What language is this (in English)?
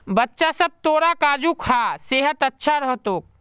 Magahi